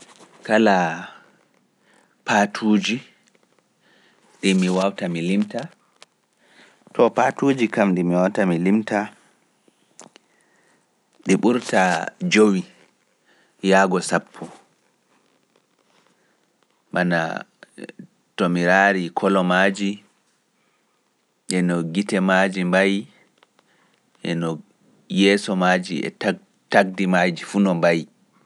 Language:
Pular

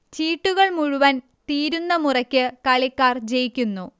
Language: Malayalam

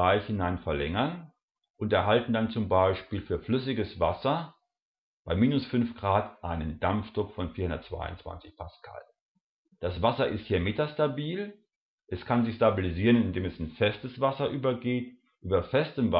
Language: German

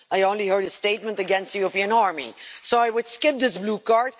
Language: English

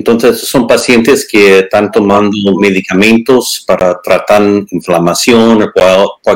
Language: Spanish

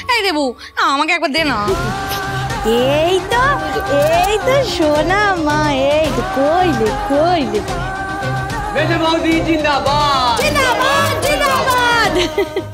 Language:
Bangla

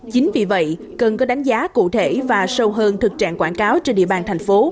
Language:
Vietnamese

